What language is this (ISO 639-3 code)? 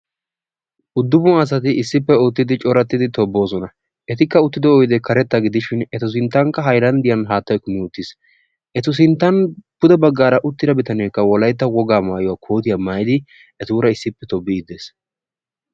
wal